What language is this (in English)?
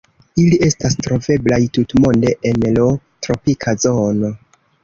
Esperanto